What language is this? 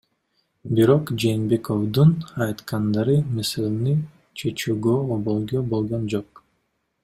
Kyrgyz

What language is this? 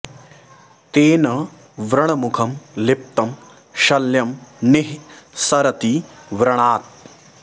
Sanskrit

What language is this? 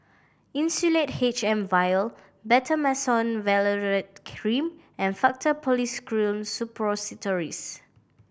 English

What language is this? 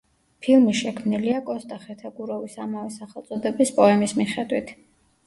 Georgian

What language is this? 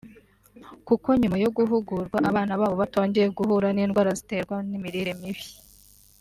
Kinyarwanda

